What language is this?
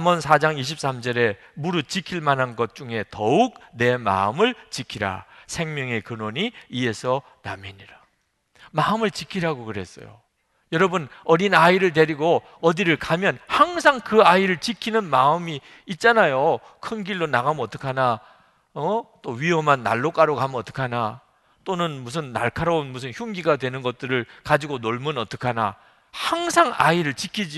Korean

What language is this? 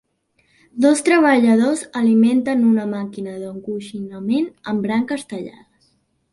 Catalan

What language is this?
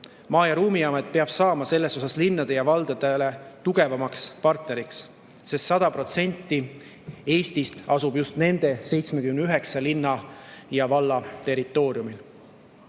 Estonian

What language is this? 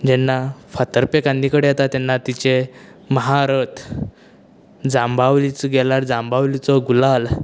Konkani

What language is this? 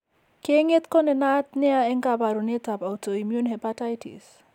Kalenjin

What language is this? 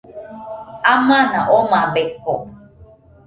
Nüpode Huitoto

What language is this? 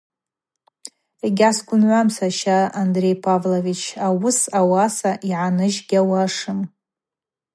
Abaza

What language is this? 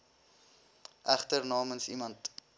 Afrikaans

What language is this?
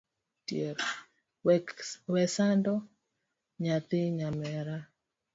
Luo (Kenya and Tanzania)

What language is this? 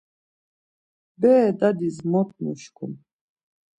Laz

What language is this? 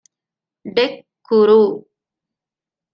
Divehi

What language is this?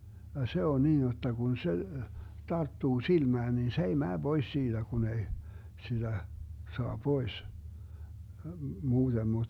Finnish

